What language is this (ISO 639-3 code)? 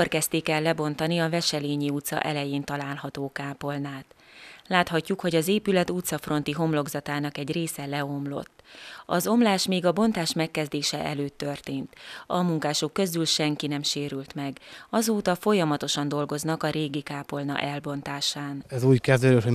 hun